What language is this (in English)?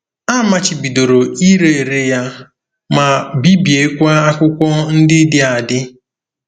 Igbo